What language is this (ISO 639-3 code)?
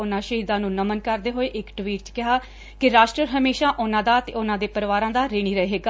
pan